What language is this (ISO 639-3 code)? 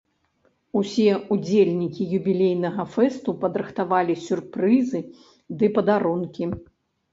bel